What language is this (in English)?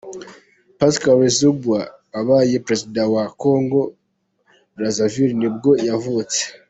Kinyarwanda